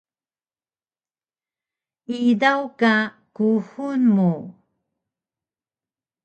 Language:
Taroko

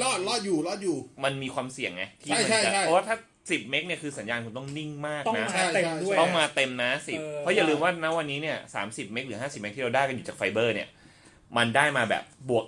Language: Thai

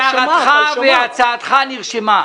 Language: Hebrew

